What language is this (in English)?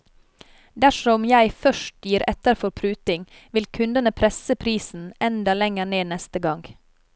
Norwegian